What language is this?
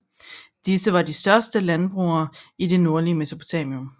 Danish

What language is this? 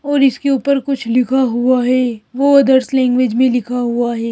Hindi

